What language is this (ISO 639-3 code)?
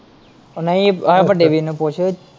pan